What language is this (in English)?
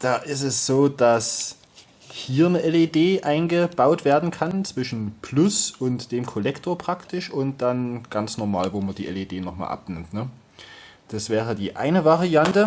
German